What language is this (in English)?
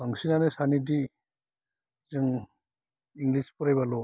Bodo